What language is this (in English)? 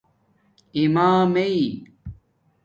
Domaaki